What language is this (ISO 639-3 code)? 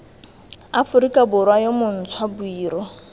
tsn